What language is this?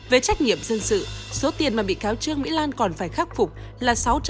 Vietnamese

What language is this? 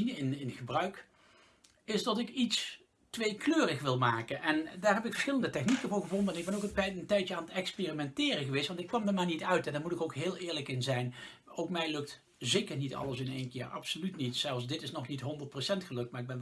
Dutch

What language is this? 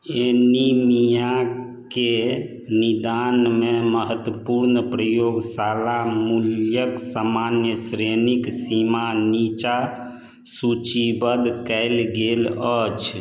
Maithili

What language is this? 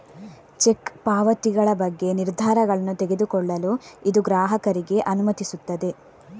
Kannada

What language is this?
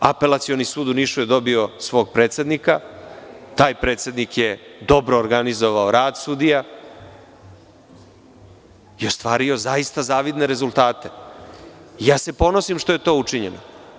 Serbian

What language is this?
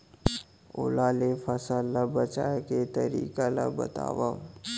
Chhattisgarhi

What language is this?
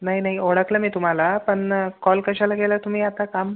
Marathi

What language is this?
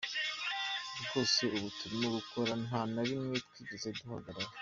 Kinyarwanda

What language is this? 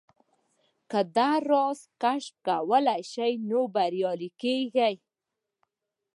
Pashto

